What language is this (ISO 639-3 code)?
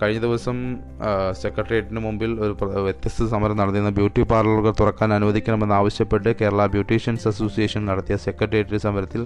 mal